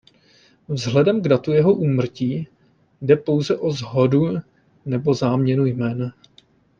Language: Czech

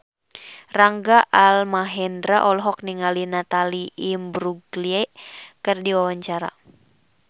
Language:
Sundanese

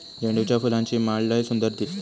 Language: Marathi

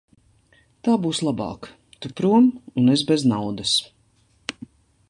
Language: Latvian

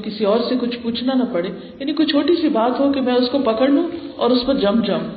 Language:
Urdu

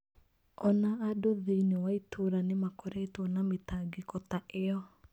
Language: Kikuyu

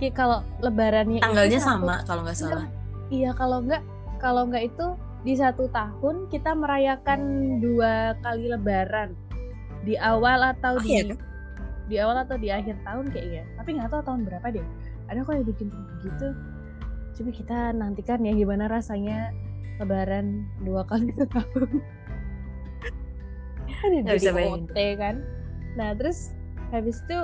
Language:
Indonesian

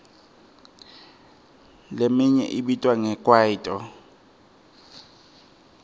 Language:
Swati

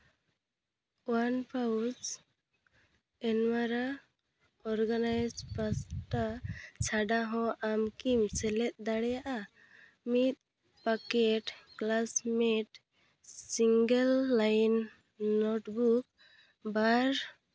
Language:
Santali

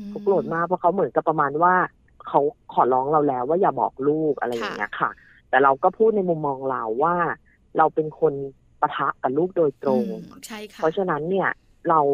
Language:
Thai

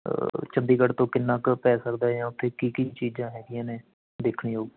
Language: Punjabi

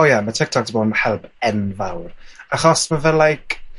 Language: Welsh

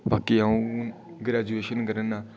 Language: Dogri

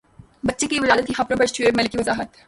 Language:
Urdu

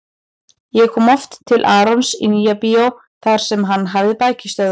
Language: Icelandic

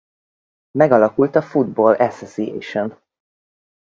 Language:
Hungarian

